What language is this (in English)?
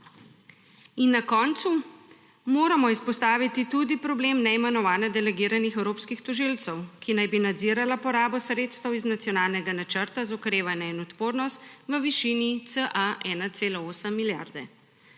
Slovenian